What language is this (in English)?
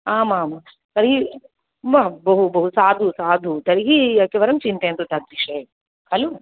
Sanskrit